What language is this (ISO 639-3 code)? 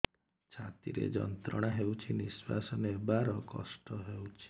ori